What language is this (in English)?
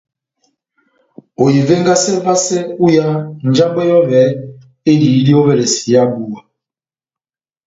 Batanga